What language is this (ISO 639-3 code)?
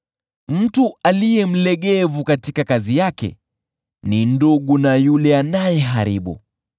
swa